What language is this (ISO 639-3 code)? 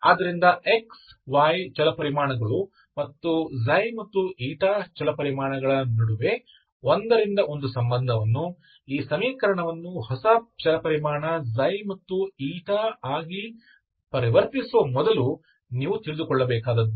kan